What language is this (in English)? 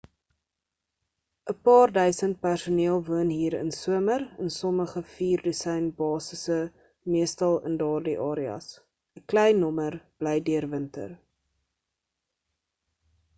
Afrikaans